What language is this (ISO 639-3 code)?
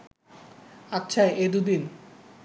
ben